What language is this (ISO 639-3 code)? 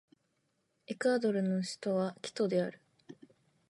jpn